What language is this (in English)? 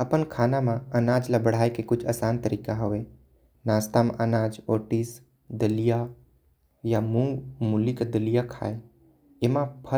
Korwa